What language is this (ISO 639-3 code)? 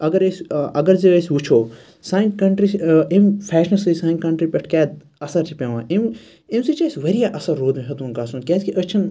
kas